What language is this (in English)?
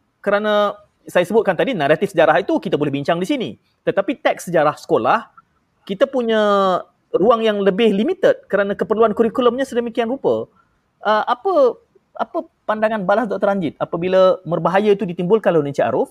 Malay